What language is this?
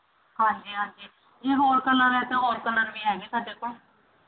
Punjabi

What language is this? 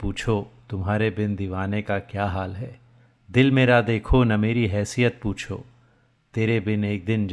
Hindi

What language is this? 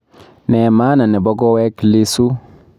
Kalenjin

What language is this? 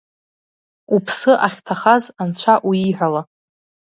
Abkhazian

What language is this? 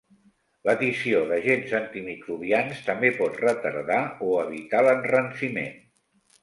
Catalan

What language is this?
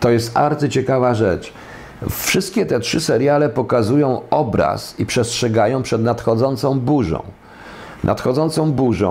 Polish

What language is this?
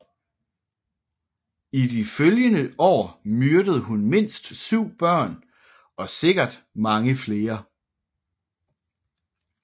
Danish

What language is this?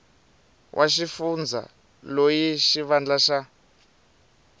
Tsonga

